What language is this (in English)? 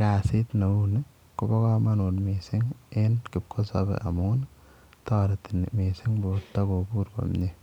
Kalenjin